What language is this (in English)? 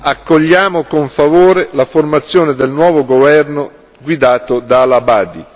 Italian